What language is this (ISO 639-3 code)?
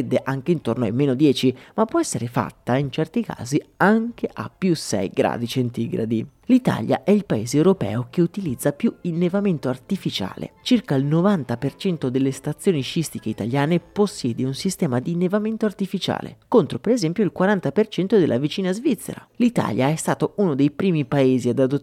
ita